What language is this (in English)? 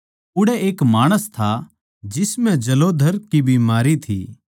Haryanvi